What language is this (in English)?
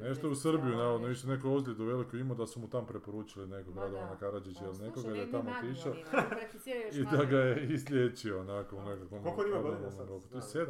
Croatian